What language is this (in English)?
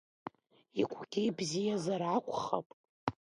Abkhazian